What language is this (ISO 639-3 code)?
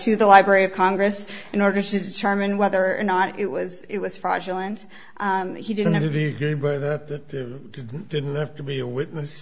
eng